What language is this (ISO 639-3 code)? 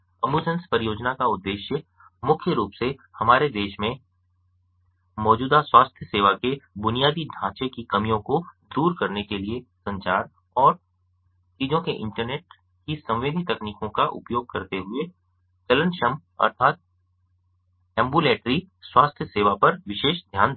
hin